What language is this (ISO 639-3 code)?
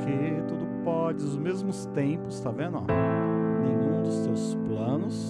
por